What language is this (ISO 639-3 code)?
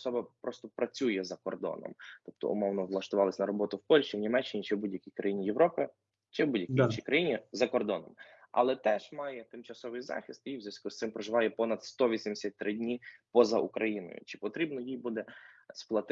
ukr